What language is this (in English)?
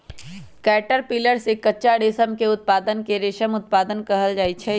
Magahi